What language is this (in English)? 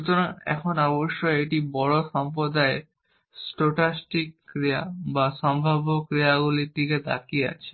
Bangla